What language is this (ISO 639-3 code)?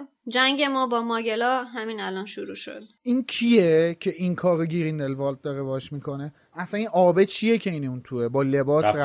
fas